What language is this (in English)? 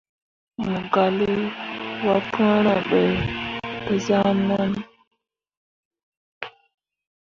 Mundang